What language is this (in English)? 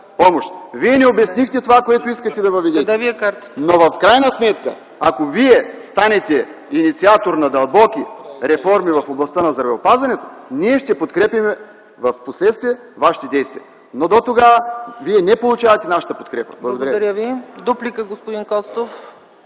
Bulgarian